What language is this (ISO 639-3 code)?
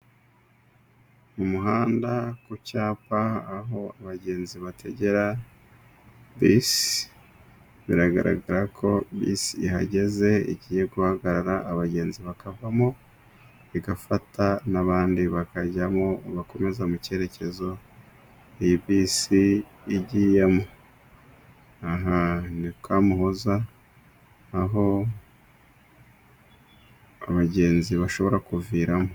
kin